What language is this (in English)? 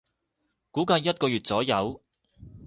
Cantonese